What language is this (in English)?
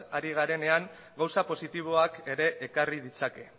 Basque